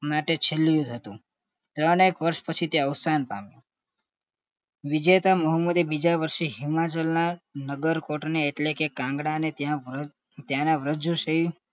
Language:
Gujarati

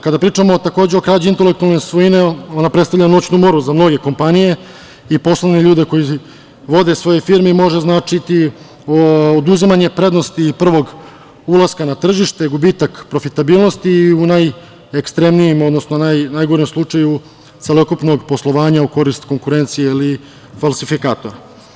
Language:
Serbian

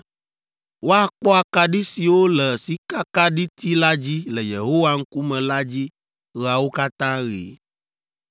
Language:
Ewe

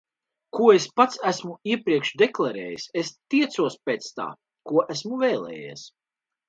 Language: Latvian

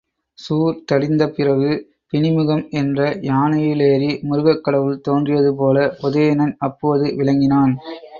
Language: Tamil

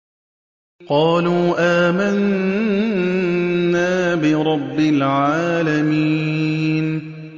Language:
Arabic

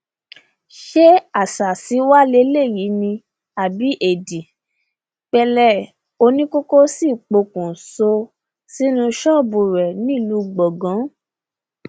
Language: Yoruba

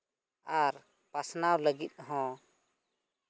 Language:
Santali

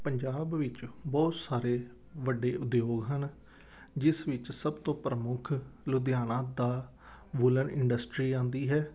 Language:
Punjabi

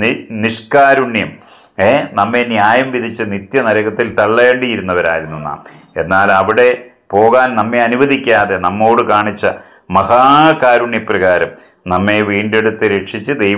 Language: Romanian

